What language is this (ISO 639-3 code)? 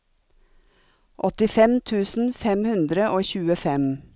nor